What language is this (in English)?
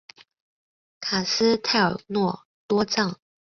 Chinese